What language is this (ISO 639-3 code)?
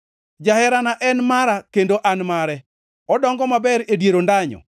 luo